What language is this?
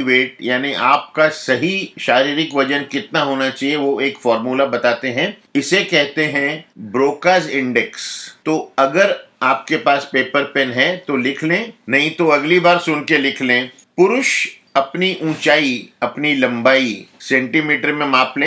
Hindi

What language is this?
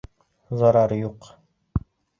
Bashkir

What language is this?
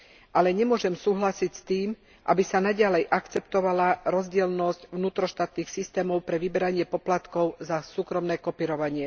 Slovak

